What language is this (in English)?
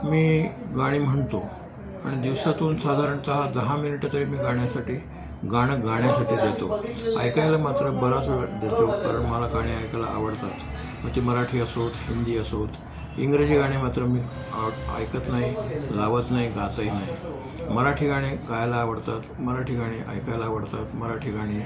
Marathi